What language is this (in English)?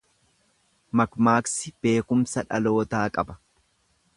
Oromo